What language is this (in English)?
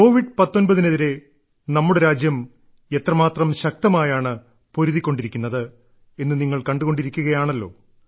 Malayalam